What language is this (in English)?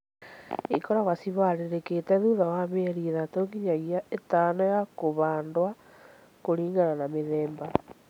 Kikuyu